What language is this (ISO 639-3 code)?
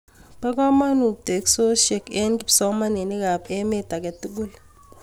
kln